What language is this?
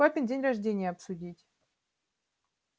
Russian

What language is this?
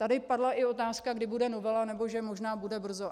Czech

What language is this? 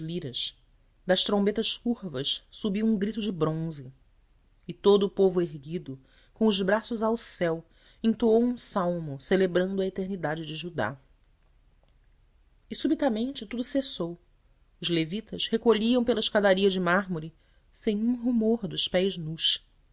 Portuguese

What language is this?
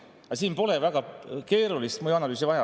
Estonian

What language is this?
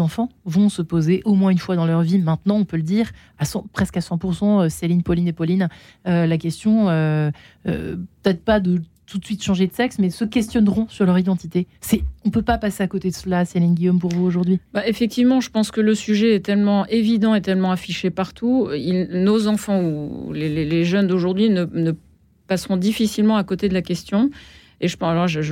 French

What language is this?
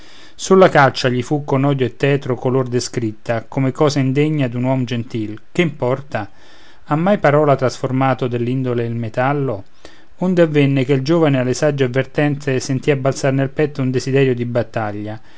Italian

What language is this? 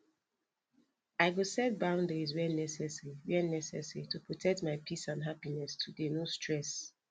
Nigerian Pidgin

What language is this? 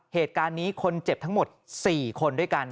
Thai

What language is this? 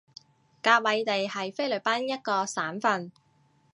Cantonese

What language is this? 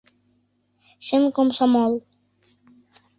Mari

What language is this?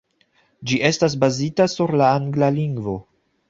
Esperanto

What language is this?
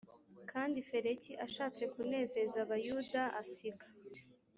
Kinyarwanda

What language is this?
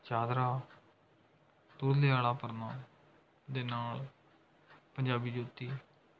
Punjabi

